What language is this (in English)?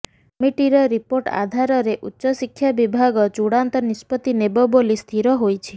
Odia